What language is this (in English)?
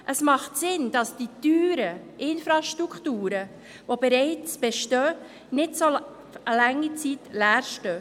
Swiss German